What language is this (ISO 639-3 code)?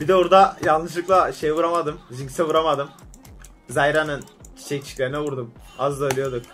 tur